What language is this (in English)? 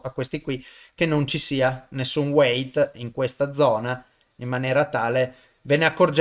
Italian